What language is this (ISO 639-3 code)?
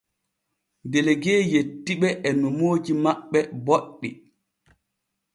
fue